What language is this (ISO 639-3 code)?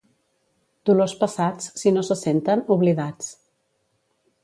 cat